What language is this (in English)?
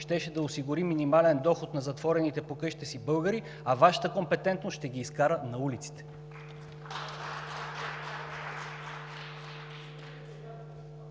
Bulgarian